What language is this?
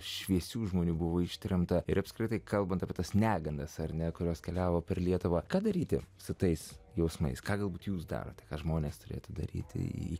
Lithuanian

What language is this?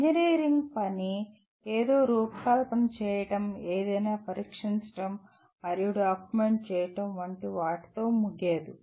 Telugu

